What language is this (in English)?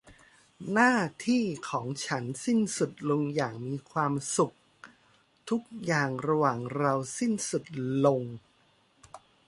Thai